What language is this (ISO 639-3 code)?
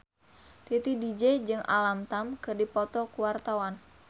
sun